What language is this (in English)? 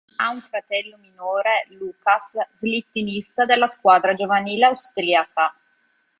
Italian